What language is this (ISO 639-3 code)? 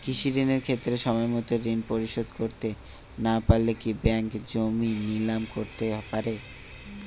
ben